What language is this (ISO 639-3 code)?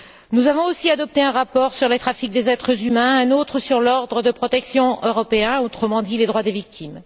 fra